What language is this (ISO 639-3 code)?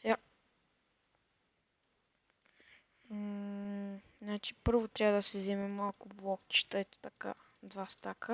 bul